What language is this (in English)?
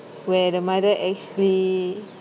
English